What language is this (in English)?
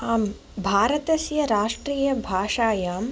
Sanskrit